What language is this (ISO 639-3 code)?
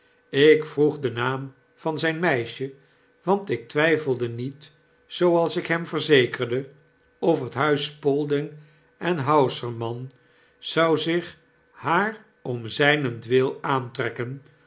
nld